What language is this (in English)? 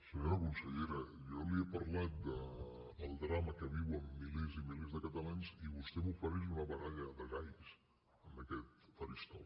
Catalan